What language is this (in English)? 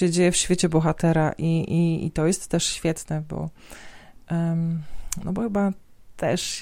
Polish